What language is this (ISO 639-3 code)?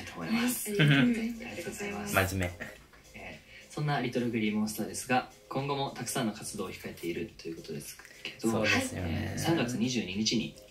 jpn